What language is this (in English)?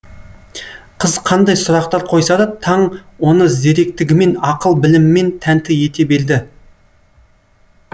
Kazakh